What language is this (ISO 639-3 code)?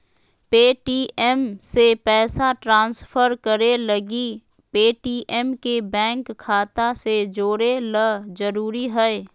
mag